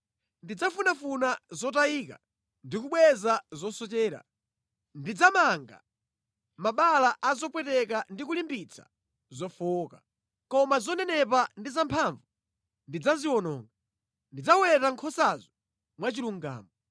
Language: Nyanja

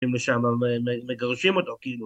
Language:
Hebrew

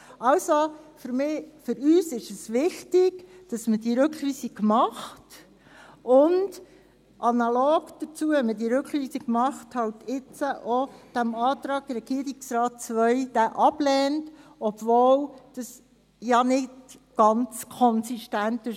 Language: Swiss German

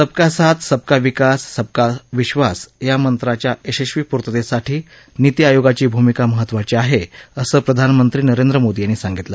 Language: Marathi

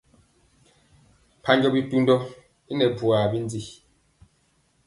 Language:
Mpiemo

